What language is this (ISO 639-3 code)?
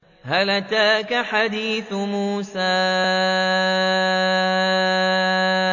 ara